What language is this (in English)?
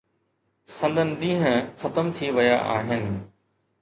Sindhi